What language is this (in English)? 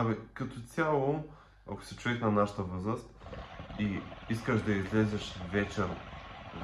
Bulgarian